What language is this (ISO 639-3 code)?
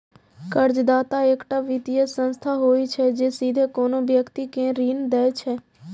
mai